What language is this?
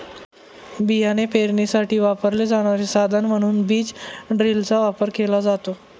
Marathi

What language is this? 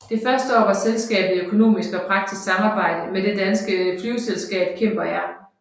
Danish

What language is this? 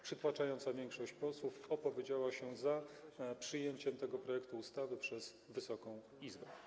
Polish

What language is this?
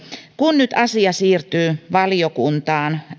Finnish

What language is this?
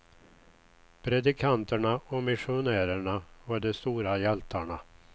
Swedish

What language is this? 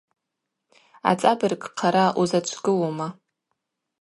Abaza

